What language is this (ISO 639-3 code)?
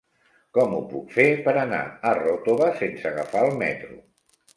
cat